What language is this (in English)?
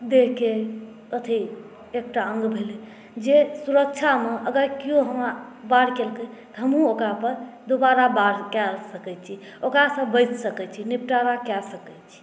Maithili